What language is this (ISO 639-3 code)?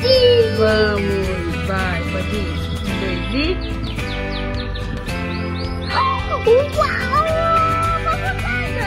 por